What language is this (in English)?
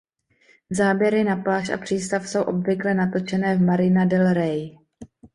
Czech